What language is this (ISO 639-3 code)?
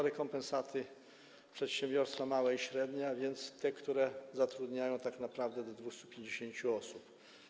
pol